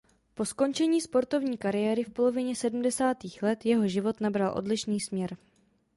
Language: Czech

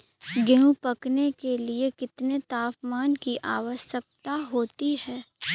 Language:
Hindi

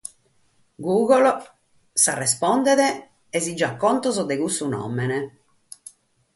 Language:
Sardinian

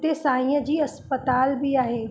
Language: Sindhi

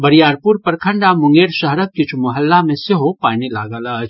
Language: Maithili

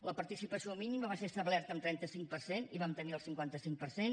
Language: Catalan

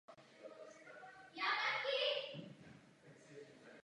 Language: Czech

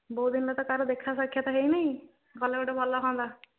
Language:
Odia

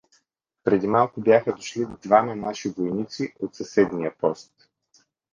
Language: Bulgarian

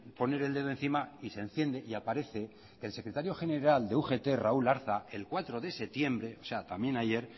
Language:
Spanish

